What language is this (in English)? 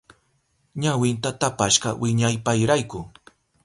Southern Pastaza Quechua